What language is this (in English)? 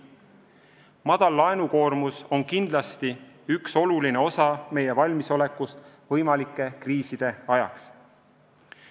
Estonian